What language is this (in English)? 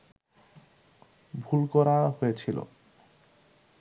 Bangla